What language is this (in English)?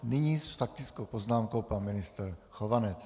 Czech